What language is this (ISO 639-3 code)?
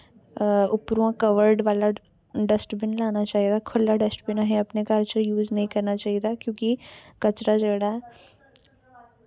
doi